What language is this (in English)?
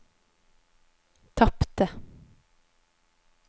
Norwegian